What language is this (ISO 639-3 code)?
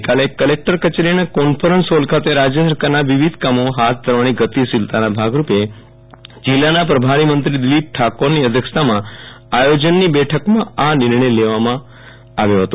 guj